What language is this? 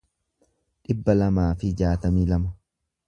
Oromo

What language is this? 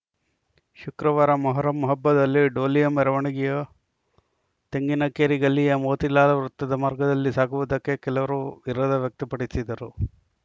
Kannada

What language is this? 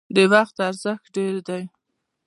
Pashto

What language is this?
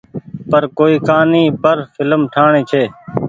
Goaria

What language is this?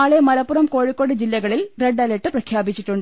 Malayalam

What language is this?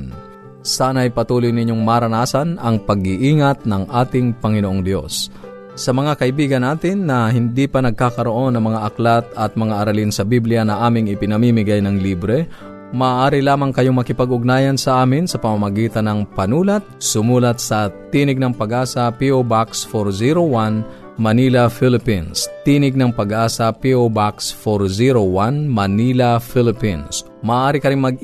Filipino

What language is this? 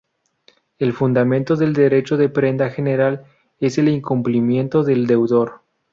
Spanish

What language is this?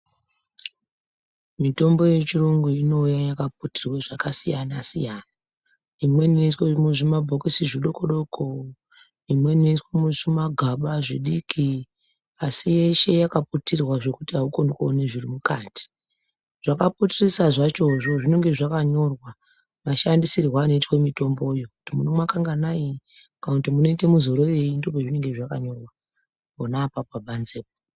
Ndau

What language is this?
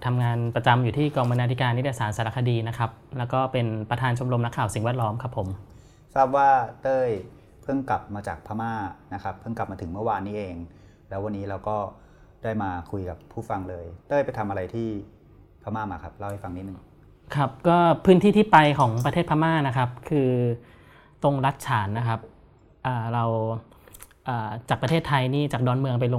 Thai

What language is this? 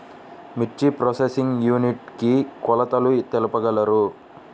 Telugu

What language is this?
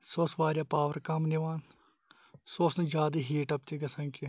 Kashmiri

